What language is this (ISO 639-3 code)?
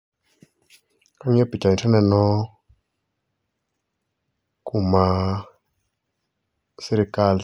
luo